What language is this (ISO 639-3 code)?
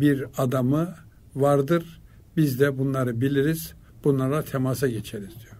tur